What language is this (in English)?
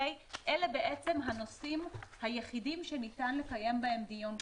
Hebrew